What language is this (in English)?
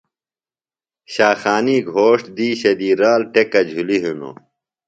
Phalura